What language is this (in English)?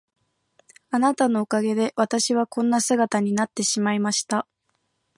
Japanese